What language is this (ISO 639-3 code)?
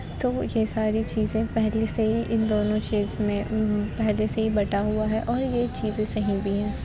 urd